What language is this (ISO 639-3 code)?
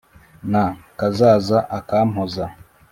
kin